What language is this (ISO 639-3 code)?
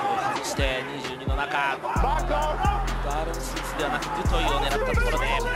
jpn